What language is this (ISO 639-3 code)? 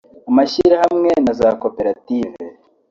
kin